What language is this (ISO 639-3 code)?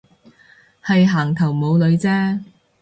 yue